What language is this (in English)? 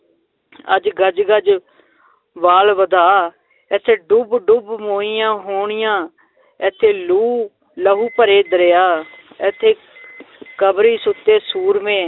Punjabi